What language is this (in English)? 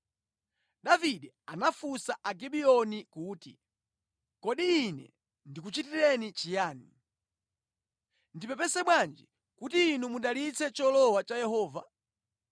Nyanja